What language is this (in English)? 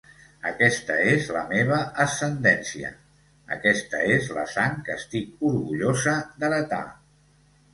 Catalan